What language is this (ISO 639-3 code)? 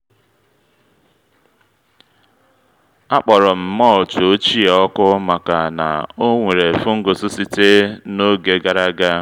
ibo